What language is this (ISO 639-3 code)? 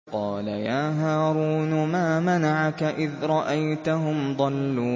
ara